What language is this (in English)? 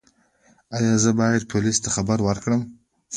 Pashto